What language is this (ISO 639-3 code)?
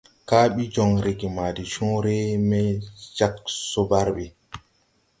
tui